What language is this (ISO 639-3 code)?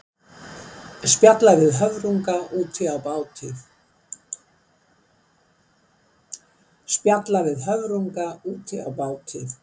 isl